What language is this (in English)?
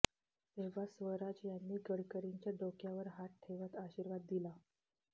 Marathi